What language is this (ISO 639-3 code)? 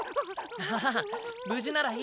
jpn